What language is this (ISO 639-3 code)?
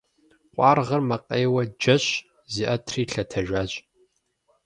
kbd